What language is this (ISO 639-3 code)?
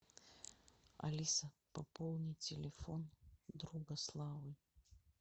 rus